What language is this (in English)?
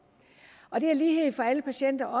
Danish